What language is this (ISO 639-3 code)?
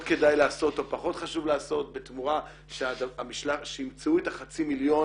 heb